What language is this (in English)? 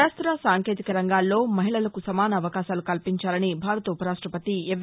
Telugu